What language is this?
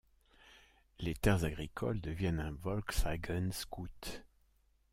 French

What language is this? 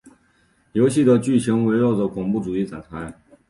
Chinese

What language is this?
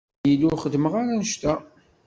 Kabyle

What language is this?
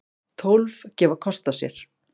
Icelandic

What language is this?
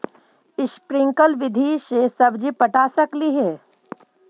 Magahi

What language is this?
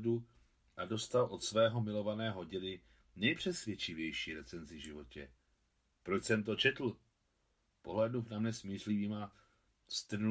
Czech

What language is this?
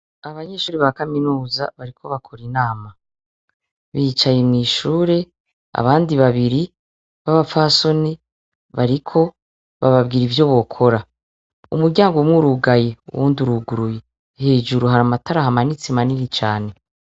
Rundi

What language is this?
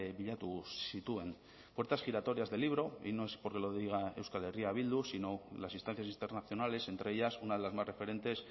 Spanish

